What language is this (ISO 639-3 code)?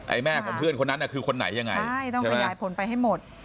tha